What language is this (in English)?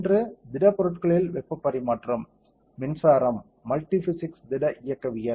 Tamil